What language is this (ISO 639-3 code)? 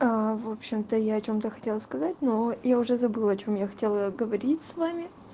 rus